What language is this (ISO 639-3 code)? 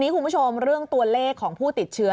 tha